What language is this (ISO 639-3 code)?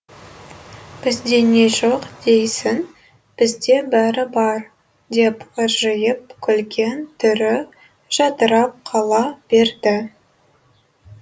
kaz